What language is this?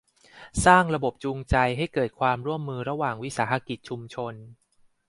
Thai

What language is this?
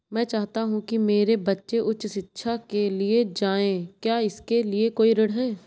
Hindi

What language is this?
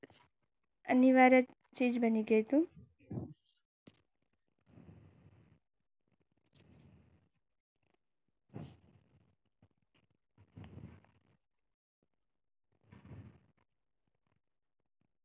Gujarati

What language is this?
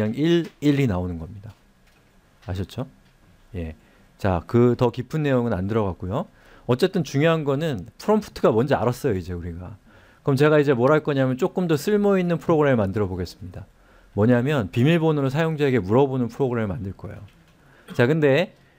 Korean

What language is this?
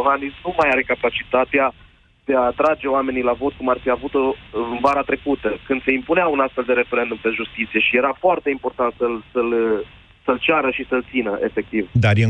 Romanian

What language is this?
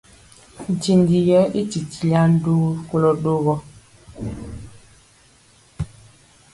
Mpiemo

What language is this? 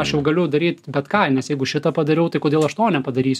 Lithuanian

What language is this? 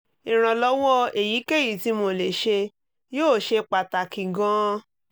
Yoruba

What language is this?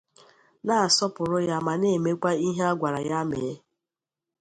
Igbo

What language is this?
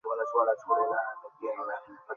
Bangla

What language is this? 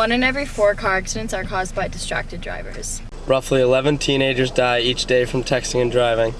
English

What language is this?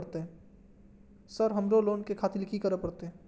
Maithili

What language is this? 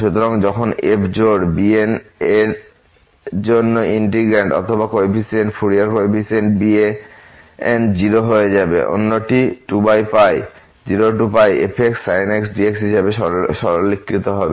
Bangla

